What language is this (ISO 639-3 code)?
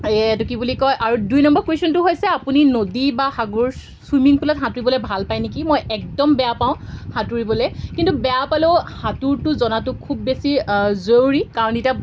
asm